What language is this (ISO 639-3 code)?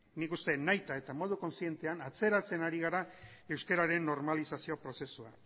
eus